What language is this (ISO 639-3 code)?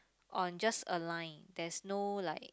eng